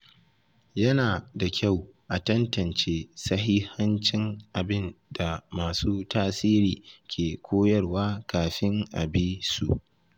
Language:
Hausa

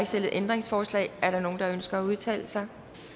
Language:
Danish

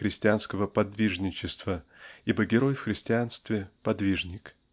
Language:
Russian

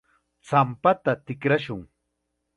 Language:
Chiquián Ancash Quechua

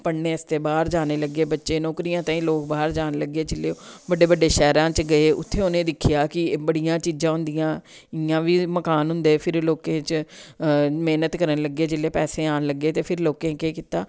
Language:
Dogri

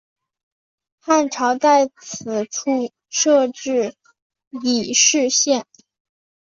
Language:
Chinese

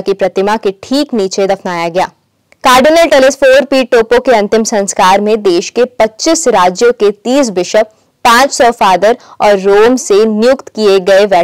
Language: Hindi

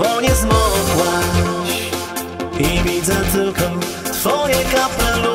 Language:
Bulgarian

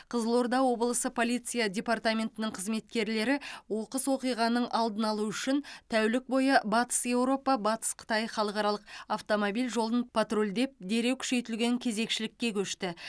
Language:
Kazakh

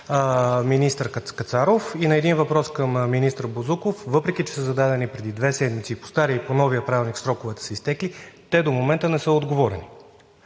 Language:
Bulgarian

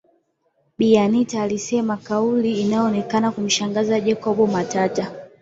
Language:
Swahili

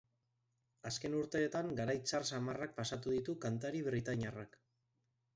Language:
Basque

